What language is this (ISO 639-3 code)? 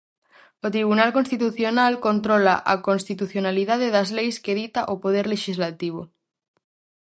glg